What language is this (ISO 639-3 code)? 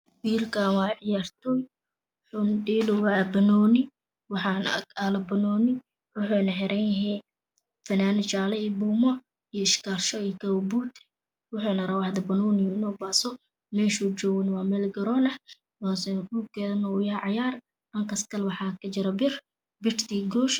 som